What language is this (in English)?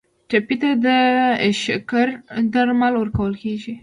Pashto